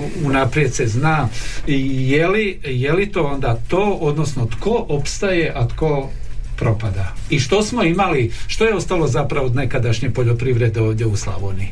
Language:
Croatian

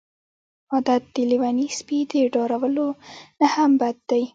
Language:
Pashto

